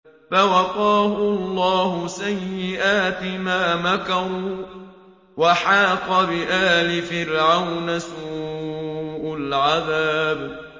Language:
Arabic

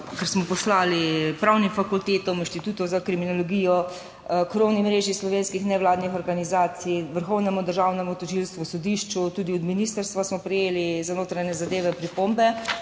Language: Slovenian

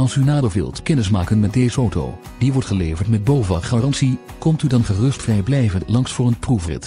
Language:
Dutch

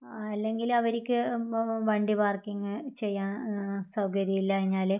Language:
Malayalam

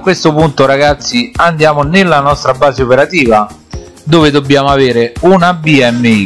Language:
Italian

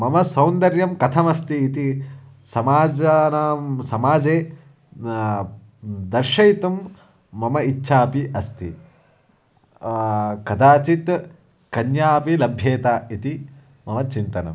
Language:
Sanskrit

